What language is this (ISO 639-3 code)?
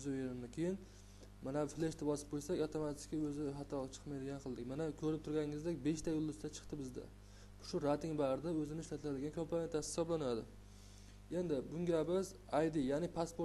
tur